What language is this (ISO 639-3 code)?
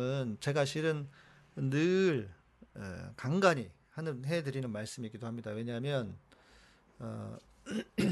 kor